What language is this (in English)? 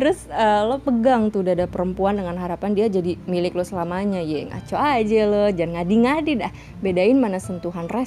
Indonesian